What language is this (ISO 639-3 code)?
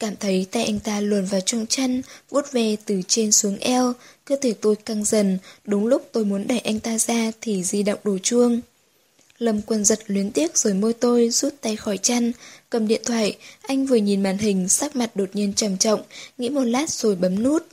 vie